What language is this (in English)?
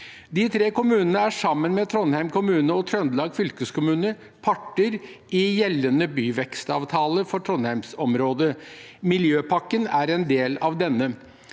Norwegian